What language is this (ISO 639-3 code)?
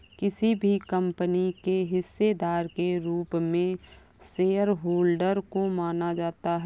hin